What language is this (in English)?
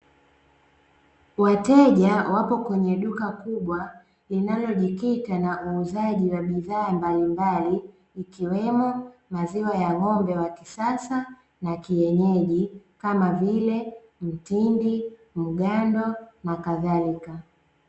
Swahili